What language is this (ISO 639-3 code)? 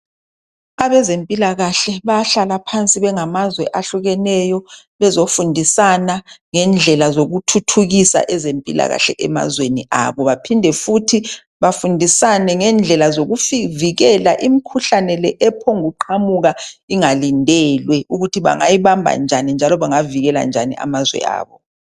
nde